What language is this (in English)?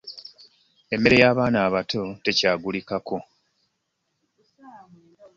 Ganda